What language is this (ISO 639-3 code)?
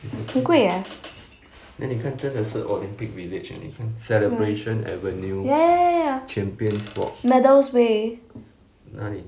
eng